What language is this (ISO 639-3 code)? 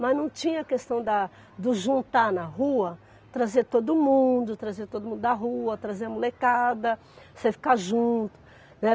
por